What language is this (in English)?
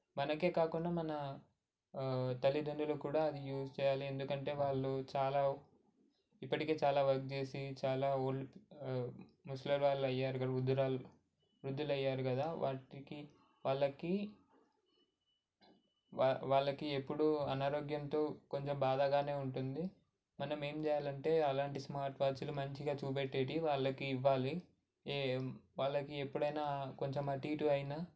Telugu